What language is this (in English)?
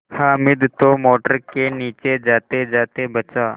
Hindi